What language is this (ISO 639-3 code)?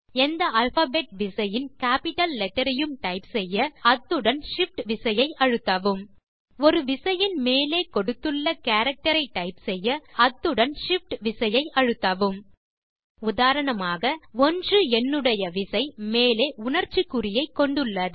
tam